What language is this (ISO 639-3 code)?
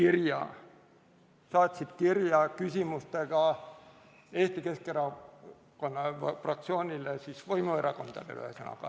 est